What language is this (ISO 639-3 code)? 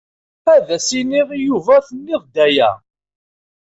kab